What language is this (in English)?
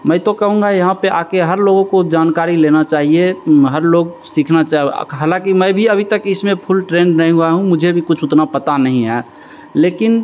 Hindi